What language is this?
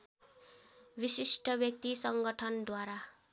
Nepali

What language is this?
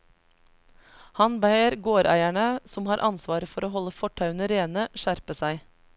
Norwegian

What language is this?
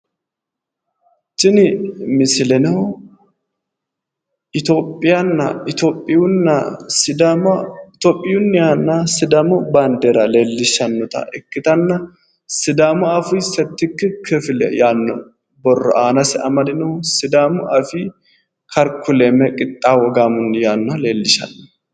Sidamo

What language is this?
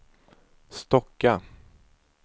Swedish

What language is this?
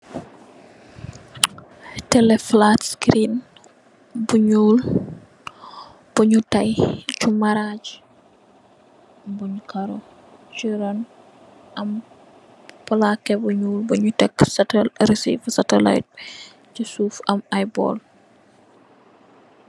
Wolof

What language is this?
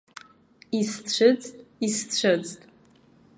Abkhazian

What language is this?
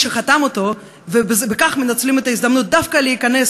Hebrew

